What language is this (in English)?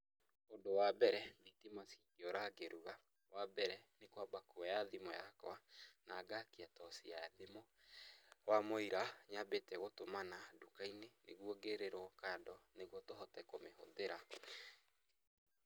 Kikuyu